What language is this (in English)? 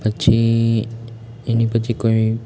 Gujarati